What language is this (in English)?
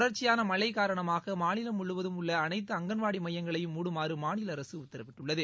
Tamil